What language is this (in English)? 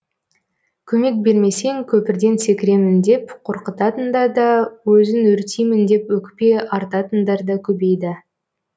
Kazakh